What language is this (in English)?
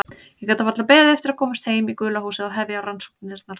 Icelandic